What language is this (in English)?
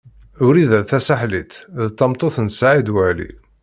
Kabyle